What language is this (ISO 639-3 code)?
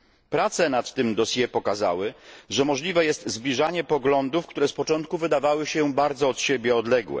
pol